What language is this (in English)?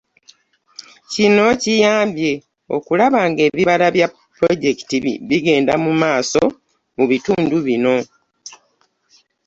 Ganda